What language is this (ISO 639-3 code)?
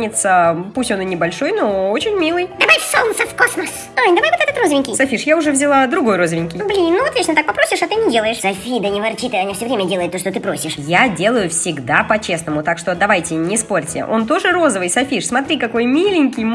rus